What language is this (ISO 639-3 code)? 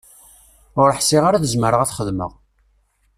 kab